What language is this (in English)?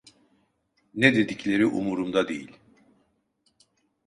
Turkish